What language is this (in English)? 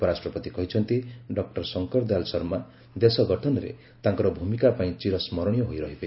Odia